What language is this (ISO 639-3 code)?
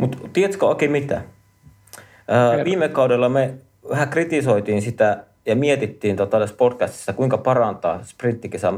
fin